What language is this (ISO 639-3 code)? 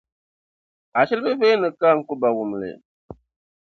dag